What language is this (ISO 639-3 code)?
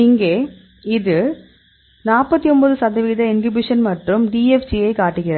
tam